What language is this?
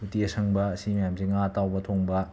Manipuri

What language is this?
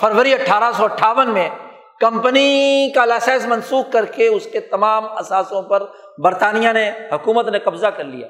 Urdu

